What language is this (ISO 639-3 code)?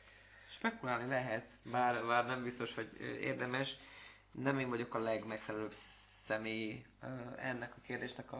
hun